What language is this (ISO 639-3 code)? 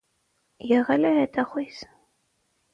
hye